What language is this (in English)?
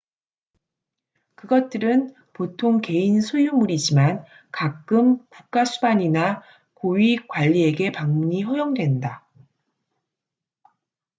Korean